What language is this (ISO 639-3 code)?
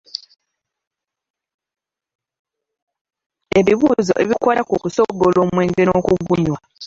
lug